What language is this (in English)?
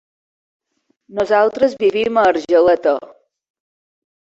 Catalan